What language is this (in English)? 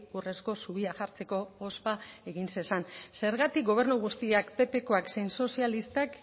Basque